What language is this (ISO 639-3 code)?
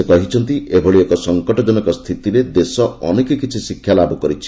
ori